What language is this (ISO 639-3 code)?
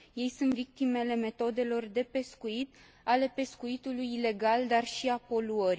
ron